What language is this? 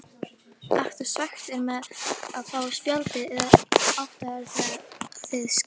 Icelandic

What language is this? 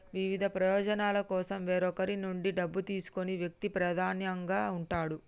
Telugu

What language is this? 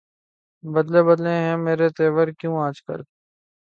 Urdu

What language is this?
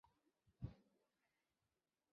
Chinese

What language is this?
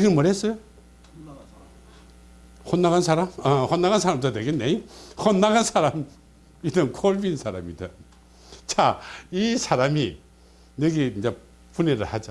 Korean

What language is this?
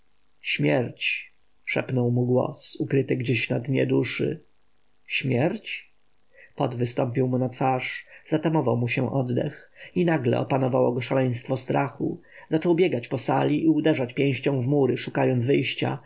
Polish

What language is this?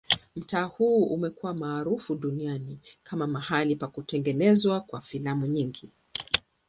Swahili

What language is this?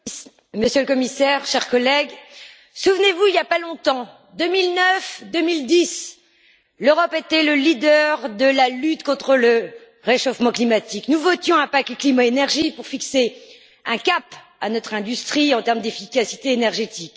French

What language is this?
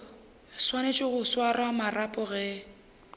Northern Sotho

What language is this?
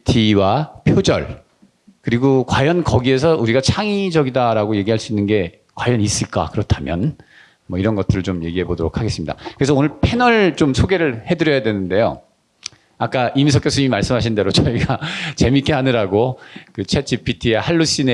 Korean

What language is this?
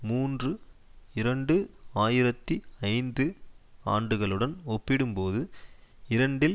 Tamil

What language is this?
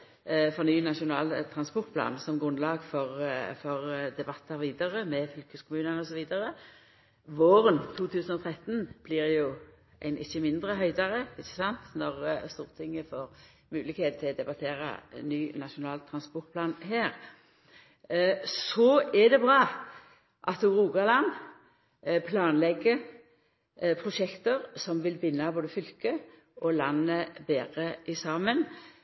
Norwegian Nynorsk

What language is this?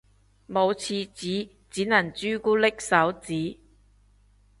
Cantonese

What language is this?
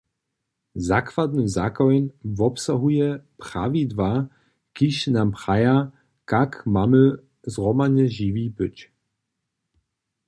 Upper Sorbian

